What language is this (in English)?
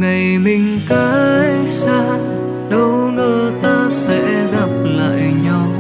Vietnamese